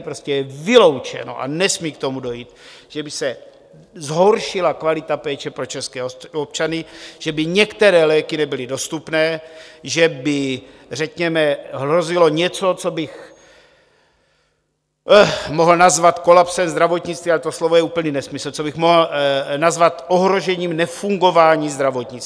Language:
Czech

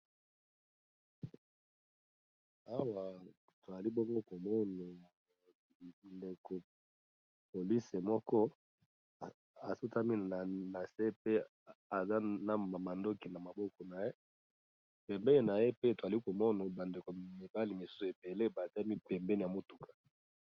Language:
Lingala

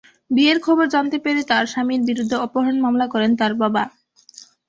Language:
Bangla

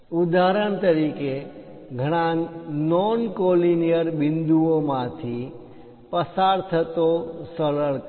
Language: Gujarati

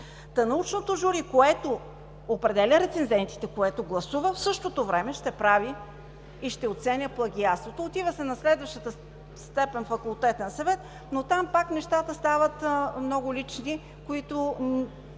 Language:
Bulgarian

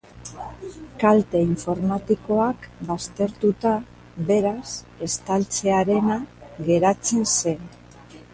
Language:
Basque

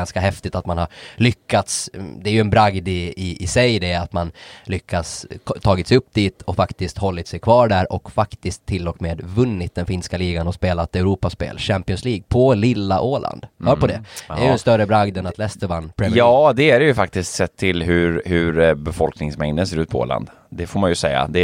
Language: Swedish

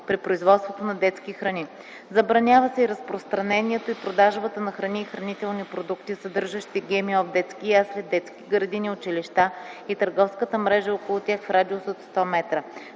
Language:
Bulgarian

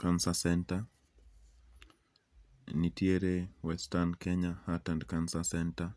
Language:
Luo (Kenya and Tanzania)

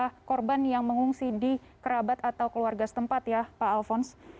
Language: Indonesian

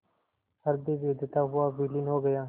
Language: Hindi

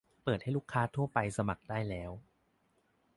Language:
Thai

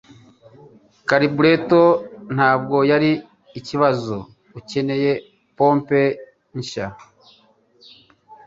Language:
Kinyarwanda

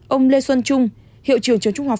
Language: Vietnamese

